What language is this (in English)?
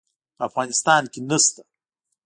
Pashto